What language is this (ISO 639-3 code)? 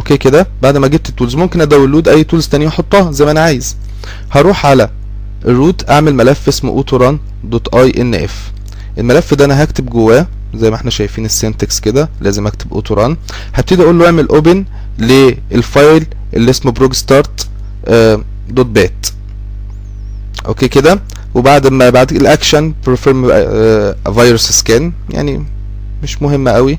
ara